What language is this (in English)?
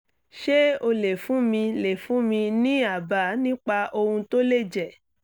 Yoruba